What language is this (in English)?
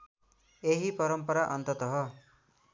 Nepali